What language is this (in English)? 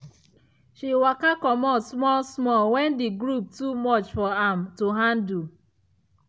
Nigerian Pidgin